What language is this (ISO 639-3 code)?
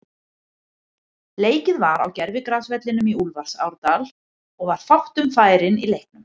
isl